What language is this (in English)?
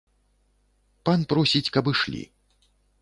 Belarusian